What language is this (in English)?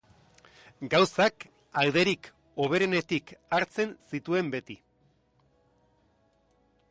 Basque